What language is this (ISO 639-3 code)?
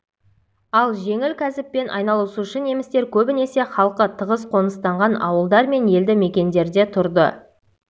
kaz